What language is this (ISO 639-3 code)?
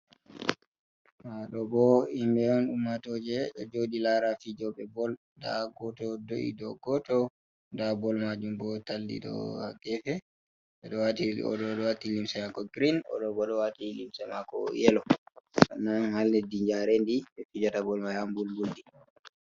ful